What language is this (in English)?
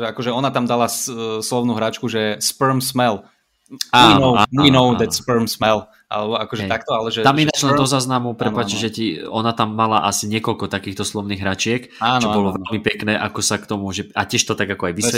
Slovak